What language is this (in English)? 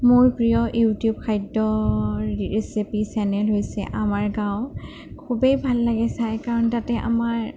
Assamese